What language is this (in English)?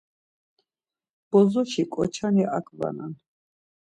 Laz